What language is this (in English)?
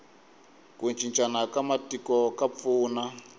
Tsonga